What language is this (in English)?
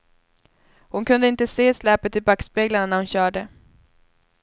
Swedish